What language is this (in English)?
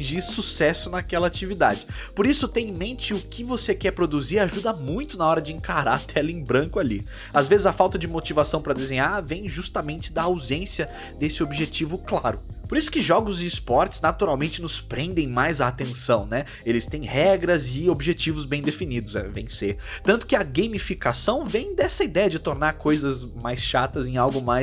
Portuguese